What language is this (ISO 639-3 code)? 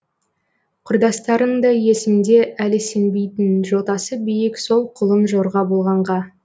kaz